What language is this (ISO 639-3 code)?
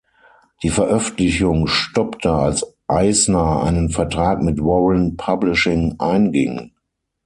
deu